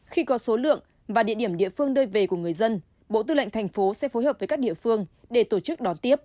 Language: Vietnamese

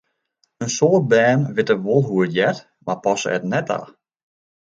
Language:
Western Frisian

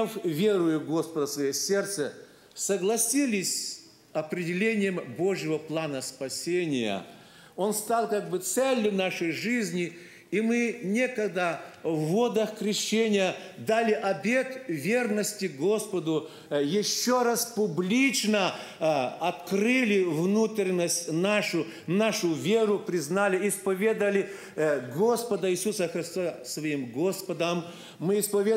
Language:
Russian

